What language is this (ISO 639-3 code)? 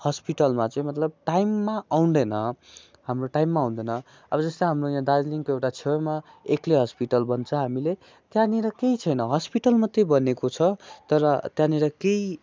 nep